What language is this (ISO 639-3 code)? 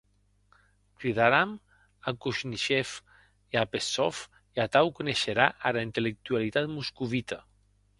oci